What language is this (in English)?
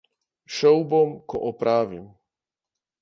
Slovenian